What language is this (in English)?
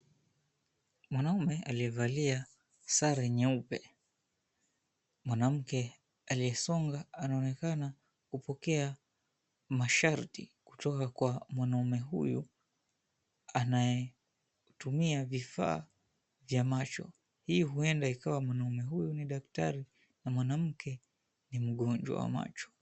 Swahili